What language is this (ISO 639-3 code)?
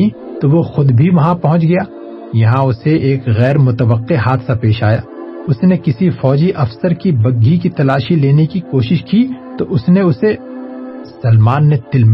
urd